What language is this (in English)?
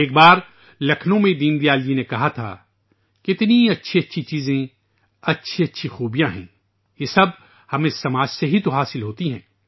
Urdu